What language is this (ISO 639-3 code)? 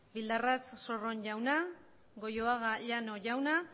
eus